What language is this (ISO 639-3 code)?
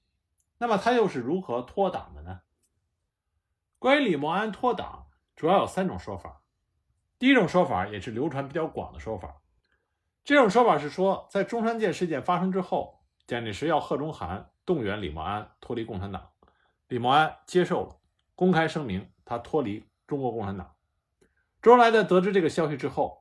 zho